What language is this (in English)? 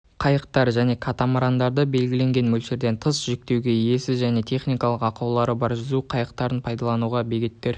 Kazakh